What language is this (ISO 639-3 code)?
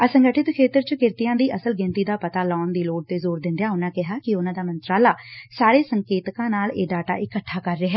pan